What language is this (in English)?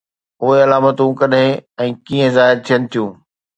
Sindhi